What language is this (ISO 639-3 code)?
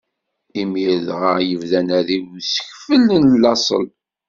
kab